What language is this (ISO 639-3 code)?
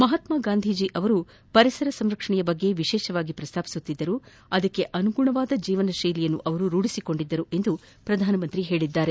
kan